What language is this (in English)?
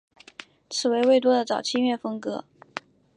Chinese